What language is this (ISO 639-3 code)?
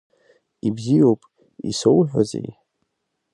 abk